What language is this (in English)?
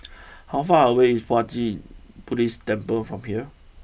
English